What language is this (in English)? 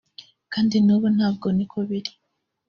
Kinyarwanda